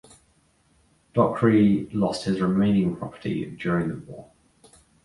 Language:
English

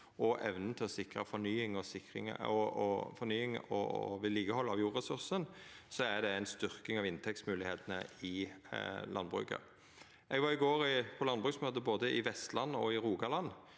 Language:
Norwegian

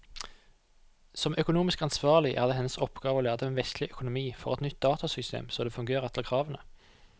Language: Norwegian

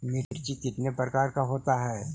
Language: Magahi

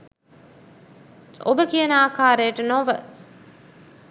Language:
Sinhala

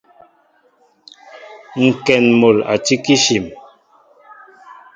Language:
Mbo (Cameroon)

